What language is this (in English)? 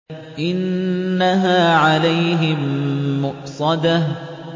Arabic